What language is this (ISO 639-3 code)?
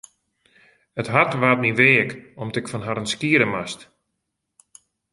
fry